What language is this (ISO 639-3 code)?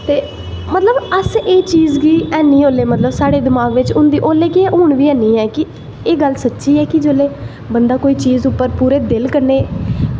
doi